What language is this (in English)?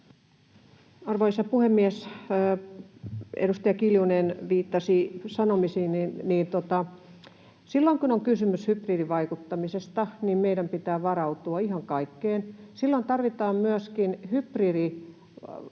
Finnish